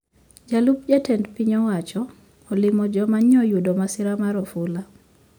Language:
Luo (Kenya and Tanzania)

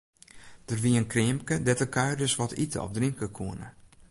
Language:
Western Frisian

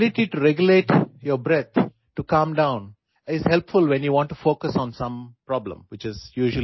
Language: Assamese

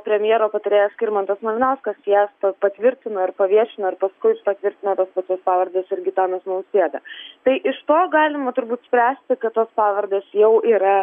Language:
Lithuanian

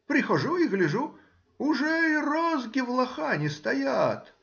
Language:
Russian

